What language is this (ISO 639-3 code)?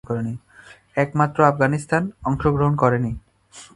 ben